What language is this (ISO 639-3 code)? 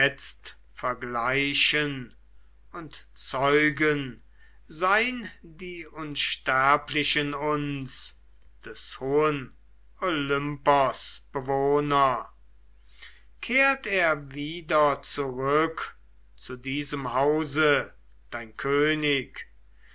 deu